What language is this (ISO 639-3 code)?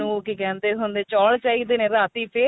pan